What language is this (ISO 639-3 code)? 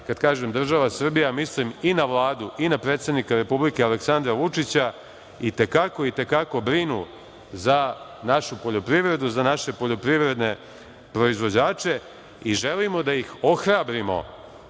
srp